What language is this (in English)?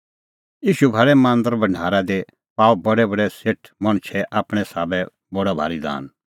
Kullu Pahari